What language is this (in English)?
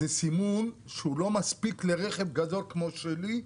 Hebrew